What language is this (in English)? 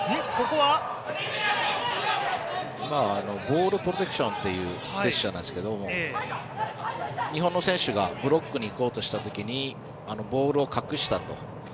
Japanese